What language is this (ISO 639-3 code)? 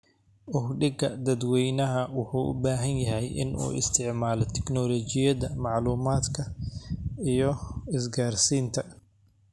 som